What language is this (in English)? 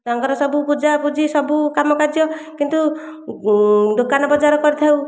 Odia